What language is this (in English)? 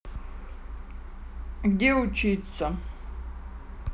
Russian